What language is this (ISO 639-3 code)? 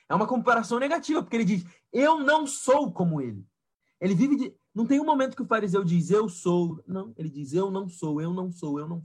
por